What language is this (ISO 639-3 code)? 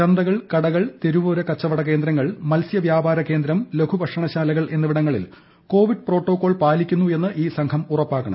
mal